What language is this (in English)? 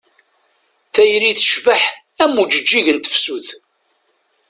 Kabyle